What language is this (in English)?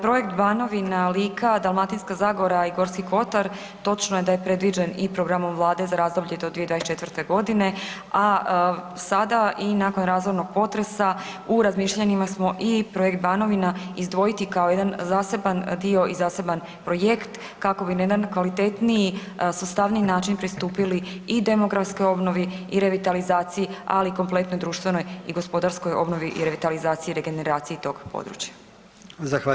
Croatian